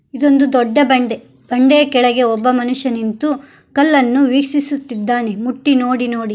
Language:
Kannada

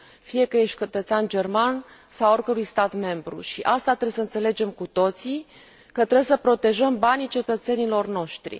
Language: Romanian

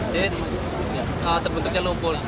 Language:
Indonesian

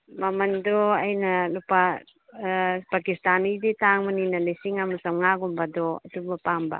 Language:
Manipuri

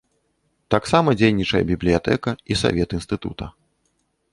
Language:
Belarusian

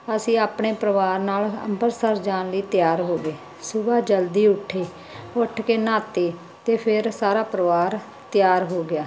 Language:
Punjabi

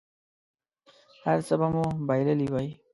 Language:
Pashto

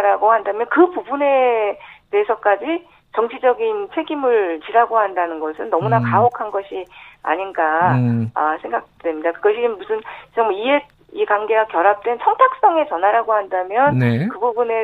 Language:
Korean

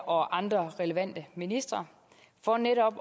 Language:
Danish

